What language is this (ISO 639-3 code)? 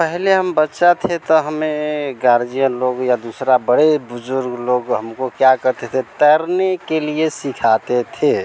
hin